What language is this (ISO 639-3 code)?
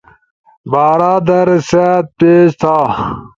ush